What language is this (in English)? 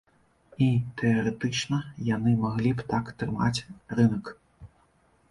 Belarusian